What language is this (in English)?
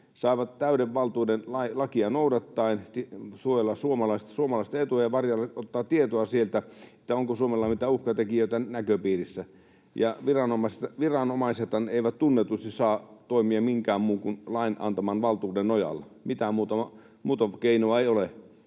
Finnish